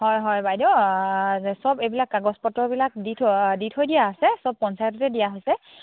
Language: Assamese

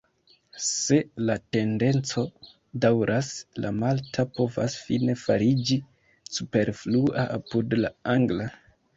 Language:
Esperanto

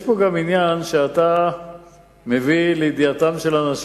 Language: Hebrew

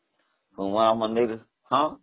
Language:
Odia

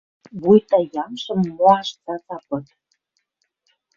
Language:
Western Mari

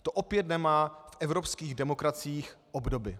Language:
Czech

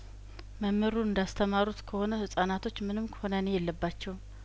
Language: Amharic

